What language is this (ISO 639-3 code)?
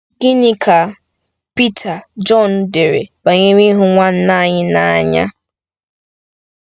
ibo